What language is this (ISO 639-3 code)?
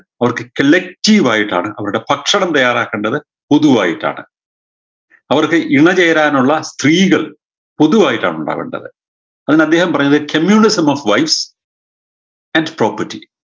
mal